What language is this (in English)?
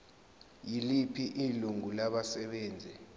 Zulu